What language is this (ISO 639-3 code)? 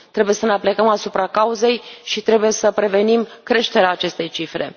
ron